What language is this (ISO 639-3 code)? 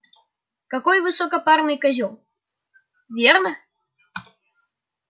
rus